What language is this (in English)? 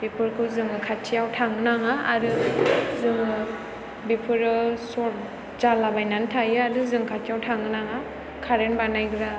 Bodo